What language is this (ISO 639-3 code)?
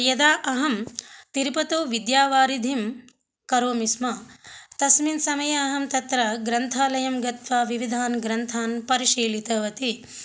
san